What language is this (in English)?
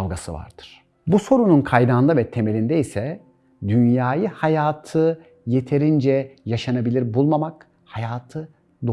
Turkish